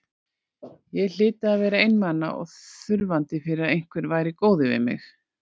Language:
Icelandic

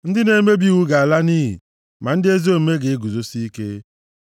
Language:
Igbo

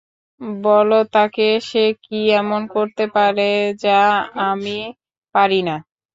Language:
Bangla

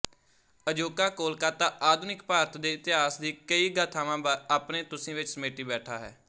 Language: Punjabi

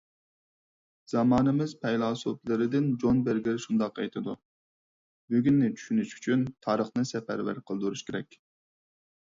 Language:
Uyghur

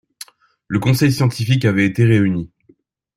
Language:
French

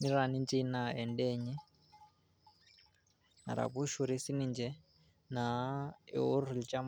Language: Masai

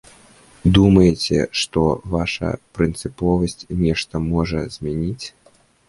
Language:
Belarusian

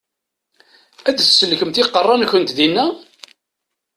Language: Kabyle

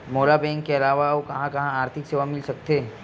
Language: Chhattisgarhi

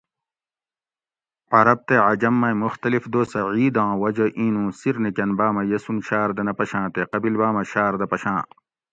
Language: Gawri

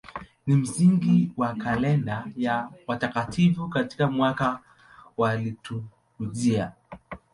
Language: Swahili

